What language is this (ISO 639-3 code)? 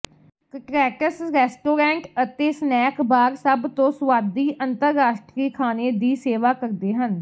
pan